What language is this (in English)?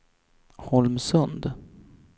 Swedish